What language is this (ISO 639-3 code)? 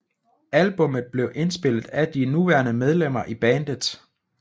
dan